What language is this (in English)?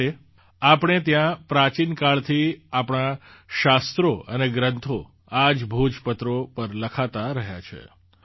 Gujarati